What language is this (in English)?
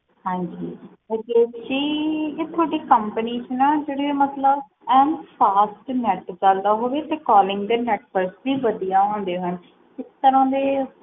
Punjabi